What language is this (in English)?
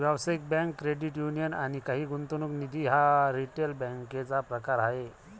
Marathi